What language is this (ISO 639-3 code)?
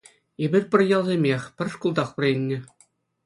chv